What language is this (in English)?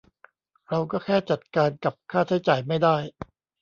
Thai